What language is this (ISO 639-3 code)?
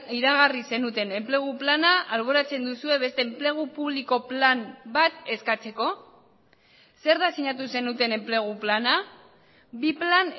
eus